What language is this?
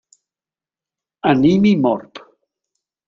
Catalan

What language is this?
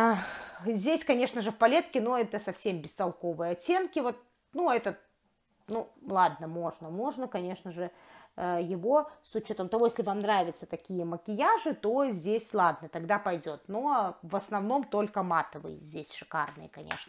Russian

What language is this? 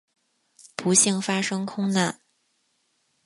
Chinese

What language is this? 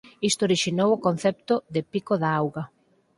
Galician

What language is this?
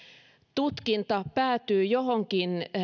Finnish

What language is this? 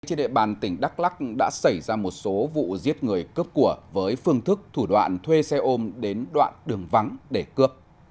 Vietnamese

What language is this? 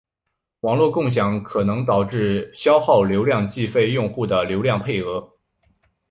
Chinese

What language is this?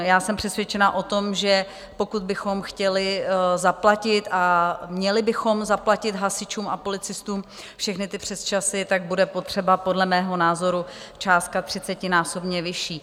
Czech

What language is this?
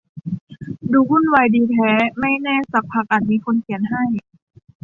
Thai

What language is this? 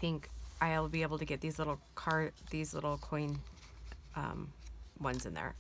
English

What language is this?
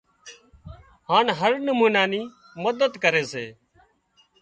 Wadiyara Koli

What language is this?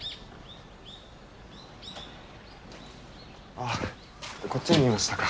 Japanese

